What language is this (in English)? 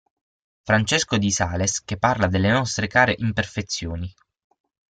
Italian